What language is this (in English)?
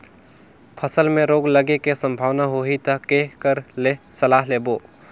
Chhattisgarhi